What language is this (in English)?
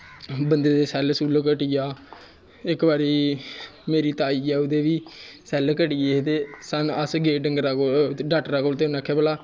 Dogri